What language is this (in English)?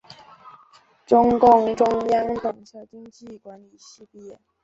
Chinese